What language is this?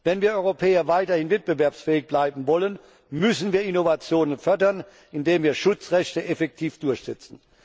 German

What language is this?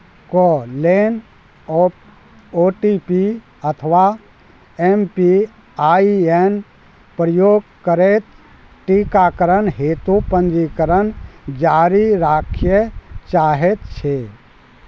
Maithili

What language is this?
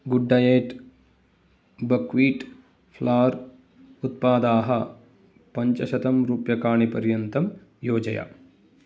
Sanskrit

